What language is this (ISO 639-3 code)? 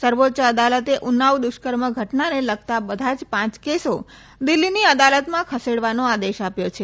guj